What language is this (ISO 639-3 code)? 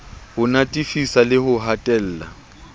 sot